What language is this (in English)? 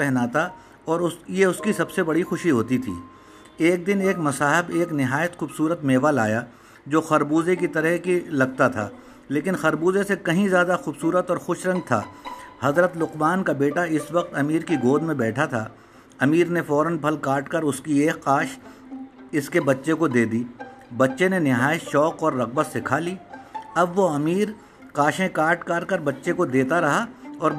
Urdu